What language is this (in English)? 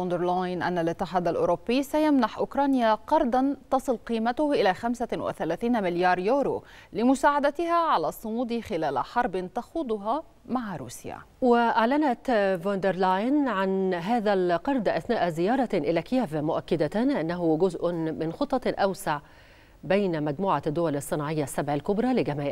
Arabic